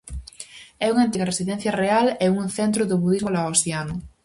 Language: Galician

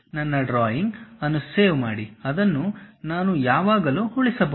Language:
Kannada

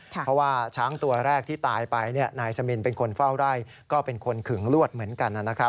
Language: Thai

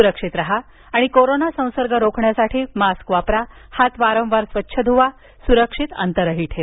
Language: Marathi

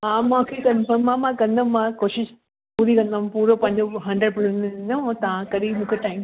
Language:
Sindhi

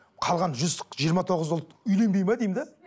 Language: Kazakh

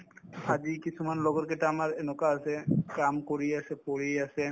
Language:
Assamese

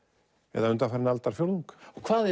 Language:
Icelandic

